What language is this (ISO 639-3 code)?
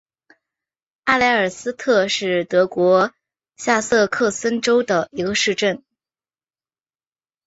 zho